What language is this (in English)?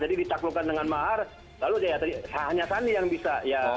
Indonesian